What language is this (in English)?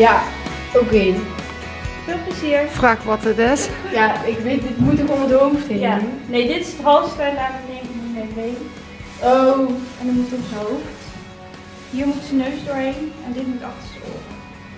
Dutch